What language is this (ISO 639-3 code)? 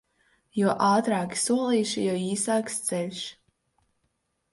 lav